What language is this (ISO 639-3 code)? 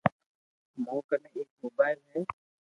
lrk